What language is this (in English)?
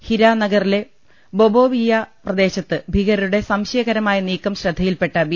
Malayalam